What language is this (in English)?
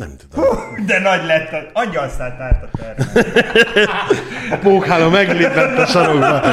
Hungarian